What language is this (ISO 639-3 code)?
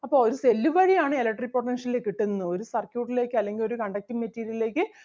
mal